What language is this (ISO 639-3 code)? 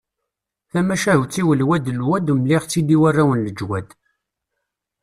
kab